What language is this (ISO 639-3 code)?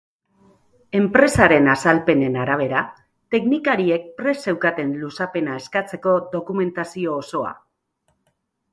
eus